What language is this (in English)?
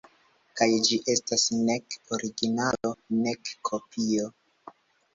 Esperanto